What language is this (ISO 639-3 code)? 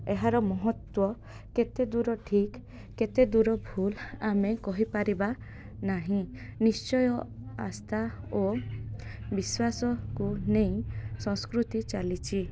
ori